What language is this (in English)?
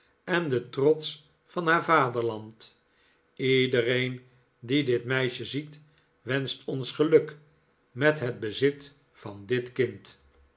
Dutch